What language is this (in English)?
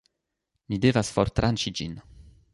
Esperanto